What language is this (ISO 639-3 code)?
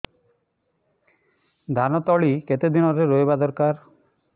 ori